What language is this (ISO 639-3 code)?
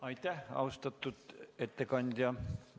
est